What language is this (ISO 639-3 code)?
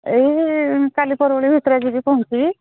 ori